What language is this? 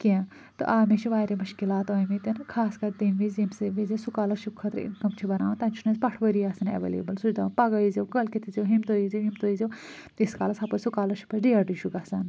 Kashmiri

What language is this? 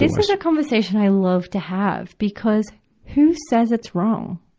English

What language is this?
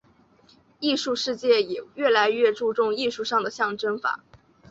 Chinese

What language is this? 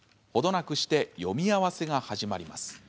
Japanese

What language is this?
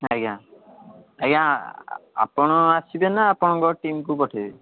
Odia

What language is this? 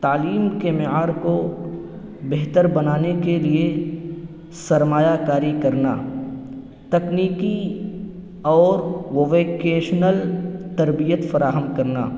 Urdu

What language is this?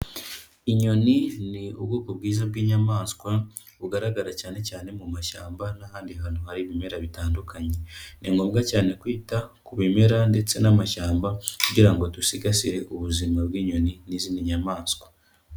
Kinyarwanda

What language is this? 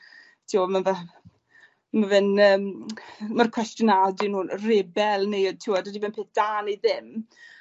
Welsh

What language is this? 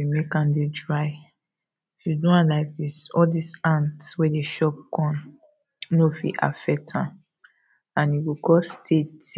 Nigerian Pidgin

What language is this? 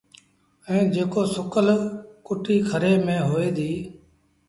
Sindhi Bhil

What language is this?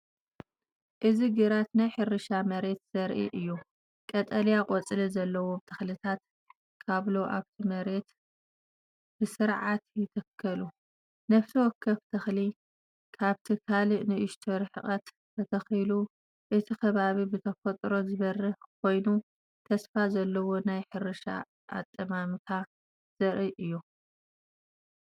Tigrinya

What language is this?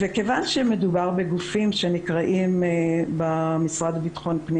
Hebrew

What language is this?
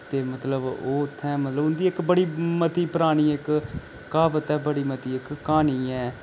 Dogri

